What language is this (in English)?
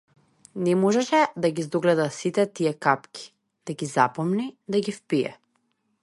Macedonian